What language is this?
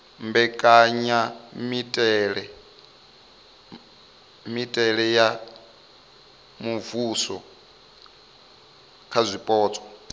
Venda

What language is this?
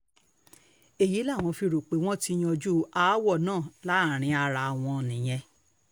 Yoruba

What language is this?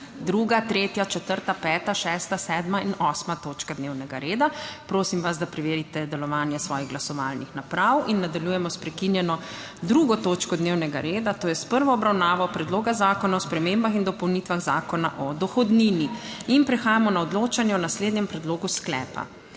Slovenian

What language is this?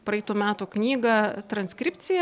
Lithuanian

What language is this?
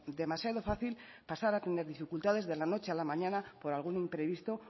Spanish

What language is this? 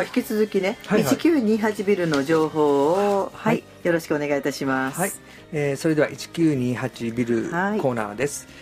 Japanese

